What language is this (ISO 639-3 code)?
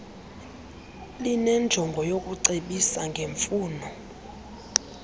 xho